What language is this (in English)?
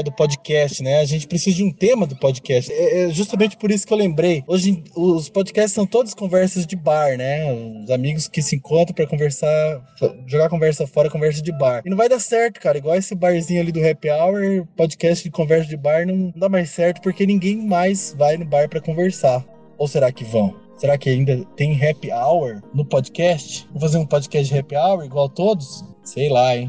Portuguese